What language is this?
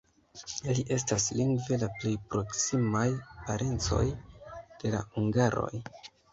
Esperanto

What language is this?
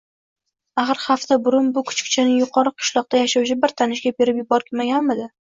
Uzbek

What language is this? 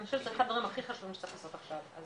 Hebrew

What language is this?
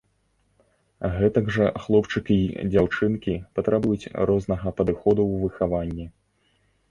Belarusian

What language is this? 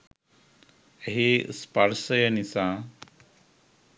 Sinhala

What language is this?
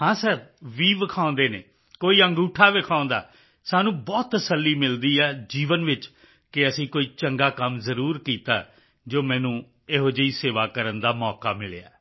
Punjabi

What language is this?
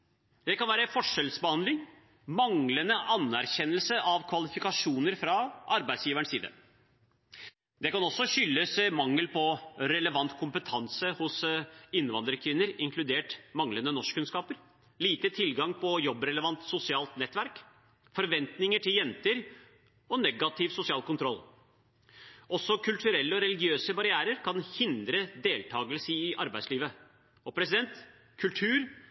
Norwegian Bokmål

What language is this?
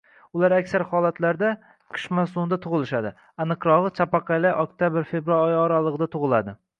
Uzbek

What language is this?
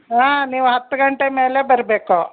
Kannada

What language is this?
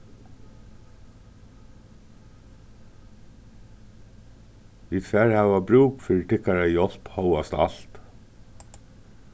Faroese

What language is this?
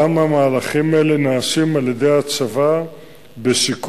Hebrew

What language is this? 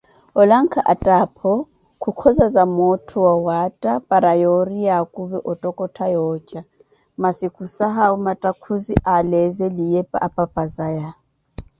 Koti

